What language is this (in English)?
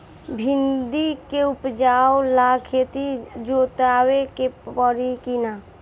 Bhojpuri